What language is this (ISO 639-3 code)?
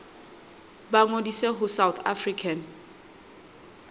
sot